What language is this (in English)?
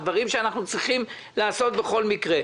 Hebrew